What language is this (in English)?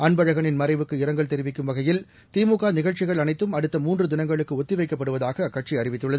Tamil